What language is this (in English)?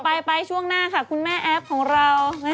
Thai